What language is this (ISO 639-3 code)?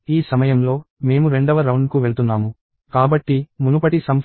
tel